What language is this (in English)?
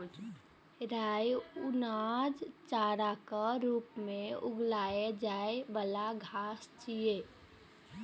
Maithili